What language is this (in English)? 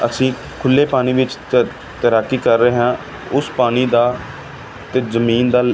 Punjabi